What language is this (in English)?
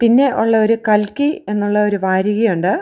Malayalam